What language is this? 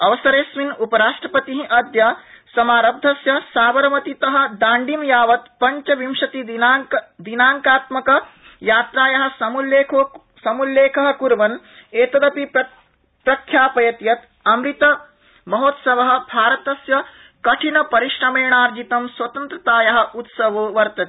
Sanskrit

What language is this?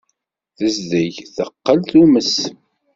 Kabyle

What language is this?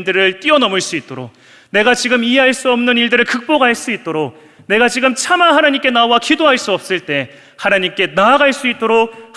Korean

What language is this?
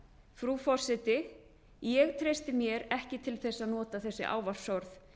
Icelandic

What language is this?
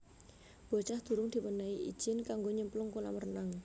Javanese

